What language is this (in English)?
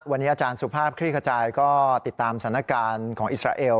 Thai